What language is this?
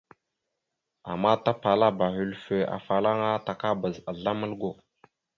Mada (Cameroon)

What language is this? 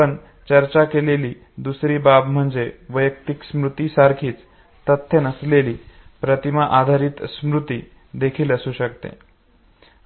Marathi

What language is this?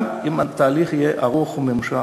Hebrew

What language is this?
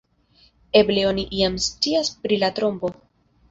Esperanto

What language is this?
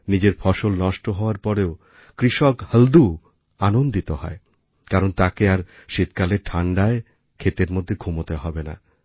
Bangla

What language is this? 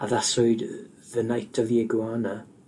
Welsh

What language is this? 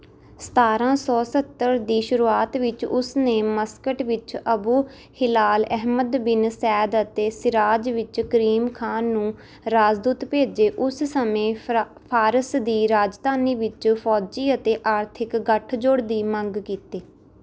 Punjabi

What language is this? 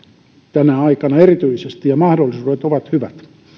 Finnish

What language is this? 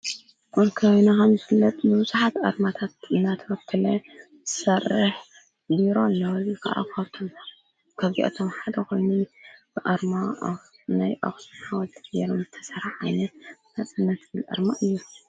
Tigrinya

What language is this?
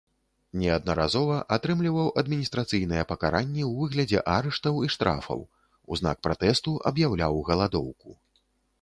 Belarusian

